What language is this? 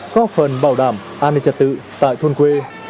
Vietnamese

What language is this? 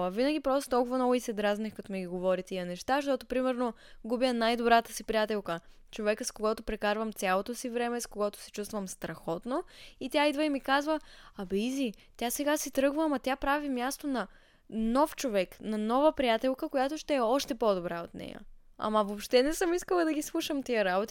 Bulgarian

